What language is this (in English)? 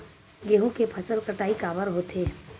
Chhattisgarhi